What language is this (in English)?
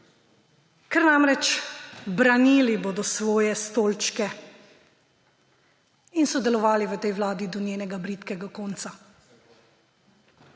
Slovenian